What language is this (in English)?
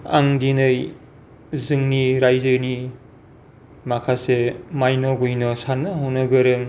Bodo